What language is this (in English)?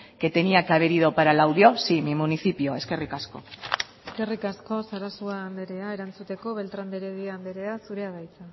Basque